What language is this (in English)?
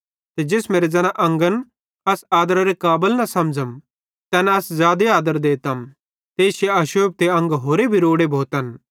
Bhadrawahi